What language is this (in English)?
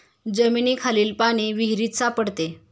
Marathi